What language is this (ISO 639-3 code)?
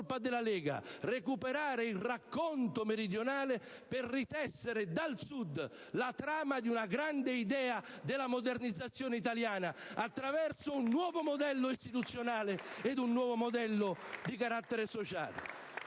ita